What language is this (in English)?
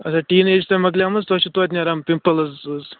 Kashmiri